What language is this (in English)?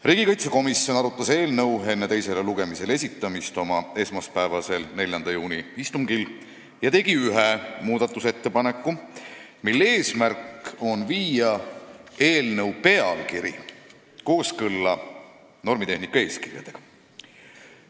Estonian